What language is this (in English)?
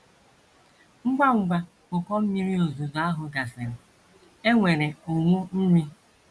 Igbo